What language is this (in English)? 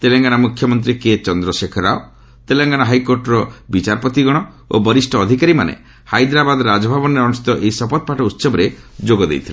Odia